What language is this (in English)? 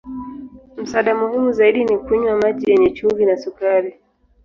Swahili